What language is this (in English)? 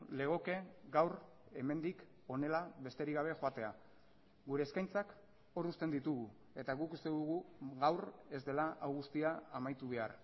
Basque